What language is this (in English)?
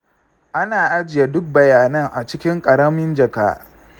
Hausa